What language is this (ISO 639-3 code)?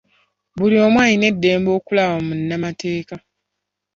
lug